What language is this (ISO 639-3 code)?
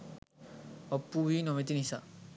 sin